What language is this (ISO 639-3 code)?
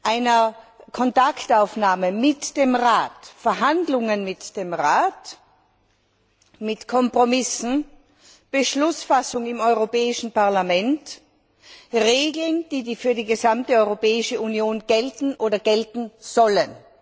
deu